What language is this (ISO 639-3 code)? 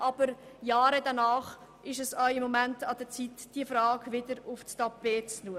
gsw